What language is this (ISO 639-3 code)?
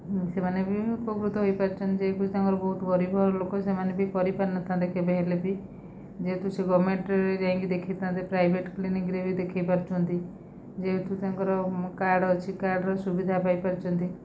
ori